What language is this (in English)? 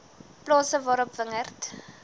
Afrikaans